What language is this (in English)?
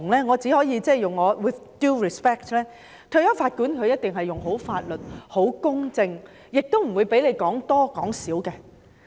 Cantonese